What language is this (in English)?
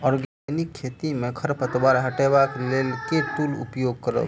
Maithili